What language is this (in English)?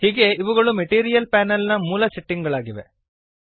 Kannada